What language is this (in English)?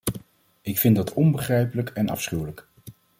Dutch